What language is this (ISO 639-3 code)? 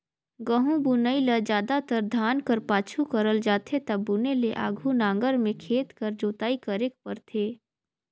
hne